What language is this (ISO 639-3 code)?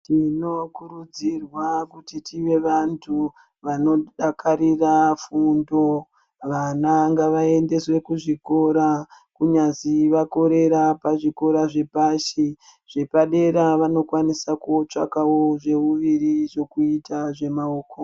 ndc